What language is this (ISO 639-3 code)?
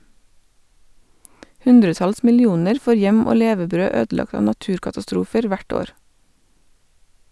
nor